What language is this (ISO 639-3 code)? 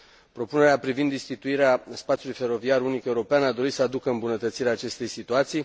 ron